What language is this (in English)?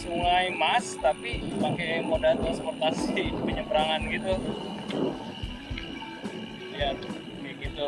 Indonesian